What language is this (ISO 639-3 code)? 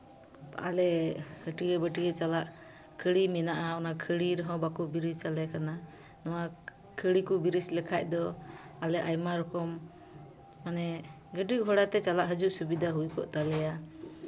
sat